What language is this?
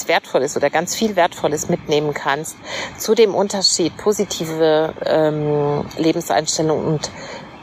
German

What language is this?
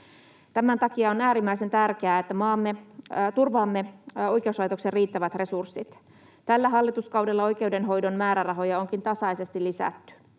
Finnish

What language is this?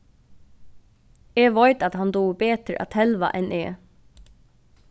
Faroese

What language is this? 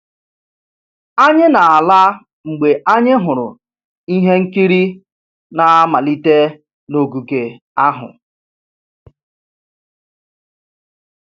Igbo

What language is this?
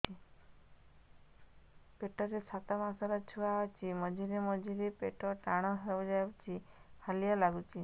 Odia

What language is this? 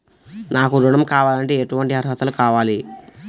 Telugu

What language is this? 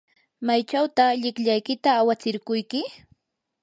Yanahuanca Pasco Quechua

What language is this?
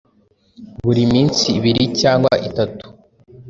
Kinyarwanda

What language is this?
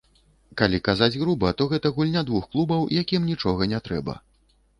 Belarusian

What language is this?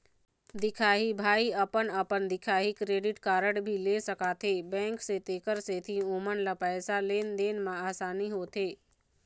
Chhattisgarhi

